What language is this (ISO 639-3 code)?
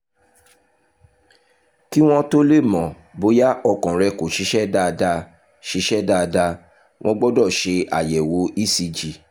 yor